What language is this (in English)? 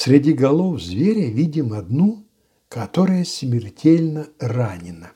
Russian